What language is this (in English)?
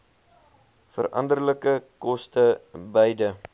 Afrikaans